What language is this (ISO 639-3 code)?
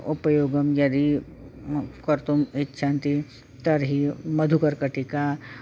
san